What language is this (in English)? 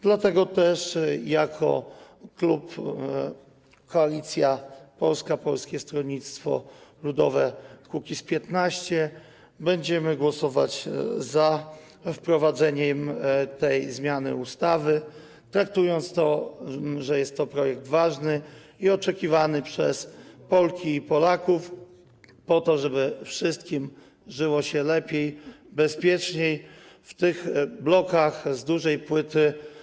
Polish